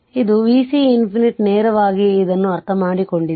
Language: Kannada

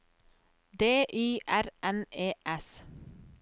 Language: Norwegian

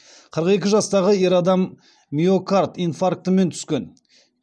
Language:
Kazakh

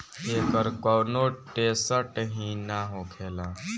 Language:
Bhojpuri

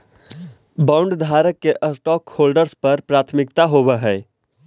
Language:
Magahi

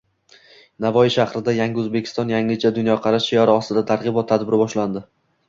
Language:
Uzbek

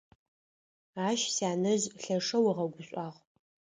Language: Adyghe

